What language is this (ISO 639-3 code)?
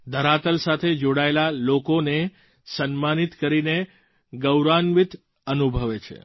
guj